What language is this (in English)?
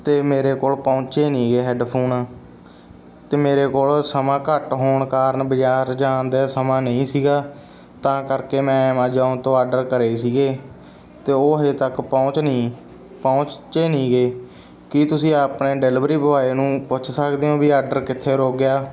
Punjabi